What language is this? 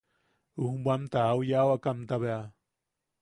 Yaqui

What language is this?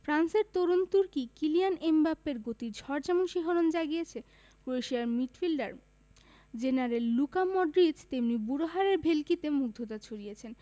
Bangla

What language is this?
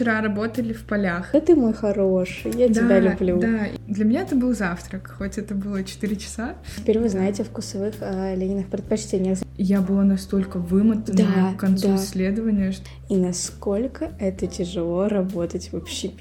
Russian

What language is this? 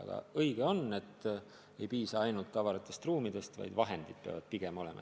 Estonian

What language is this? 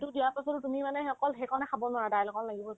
Assamese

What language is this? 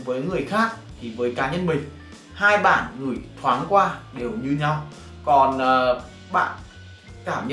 Vietnamese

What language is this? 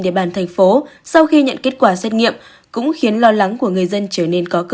Vietnamese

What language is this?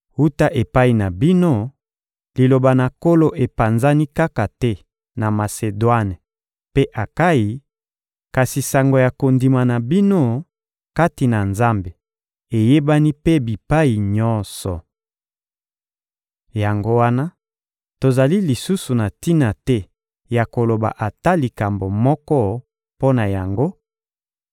Lingala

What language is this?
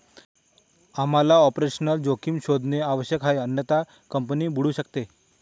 Marathi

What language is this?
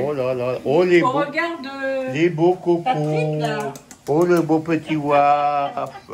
French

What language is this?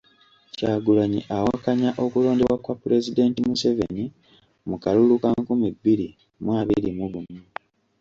Ganda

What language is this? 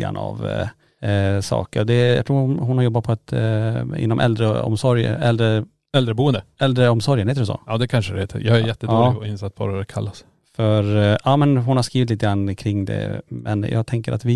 Swedish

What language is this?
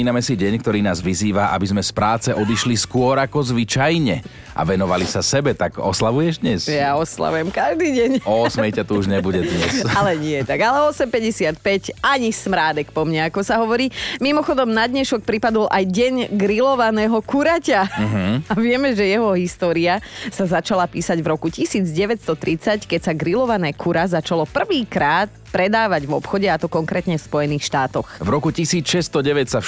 Slovak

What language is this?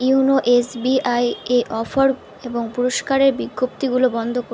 Bangla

